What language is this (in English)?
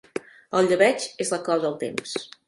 Catalan